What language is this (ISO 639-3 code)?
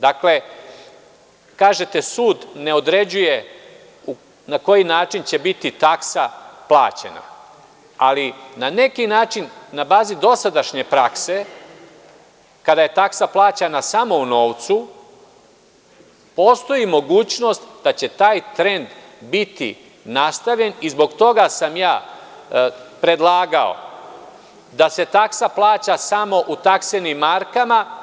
srp